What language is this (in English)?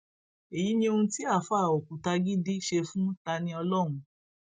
Yoruba